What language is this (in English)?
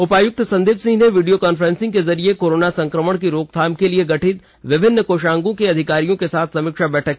Hindi